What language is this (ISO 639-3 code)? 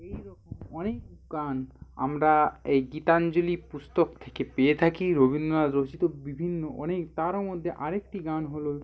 ben